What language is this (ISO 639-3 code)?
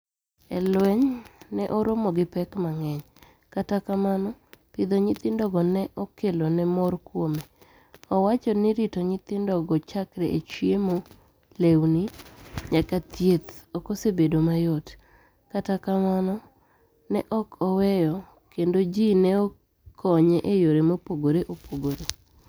luo